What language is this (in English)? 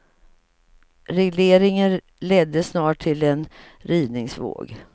Swedish